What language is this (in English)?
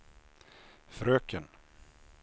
Swedish